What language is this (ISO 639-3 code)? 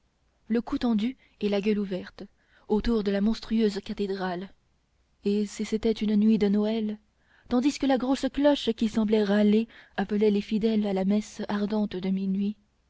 fra